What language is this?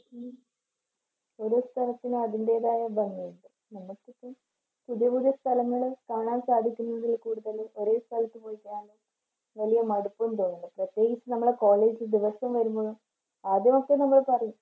Malayalam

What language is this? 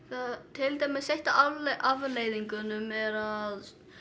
Icelandic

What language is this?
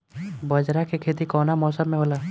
Bhojpuri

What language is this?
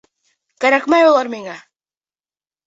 Bashkir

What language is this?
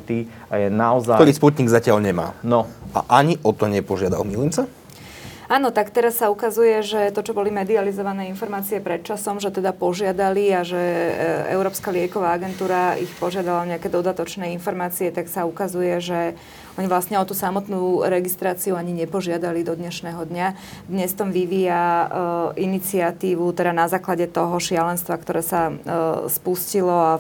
Slovak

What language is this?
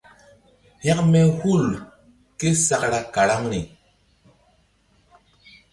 Mbum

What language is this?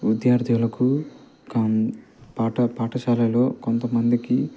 Telugu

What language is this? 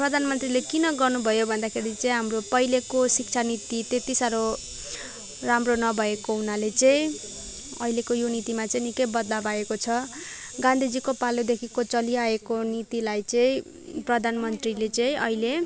Nepali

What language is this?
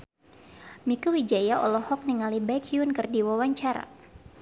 Sundanese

